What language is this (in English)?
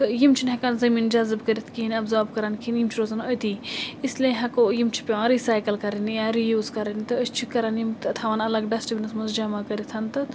Kashmiri